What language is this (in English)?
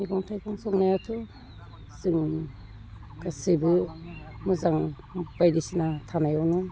Bodo